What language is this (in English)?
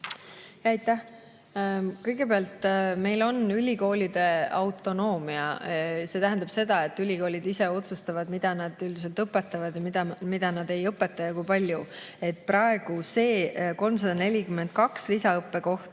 Estonian